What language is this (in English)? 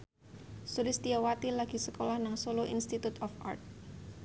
Javanese